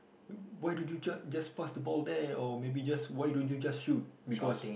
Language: English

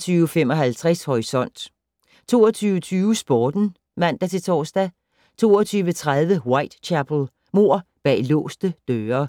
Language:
Danish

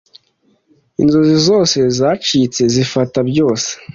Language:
Kinyarwanda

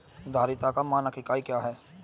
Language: Hindi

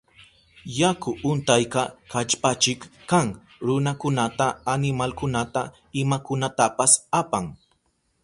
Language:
Southern Pastaza Quechua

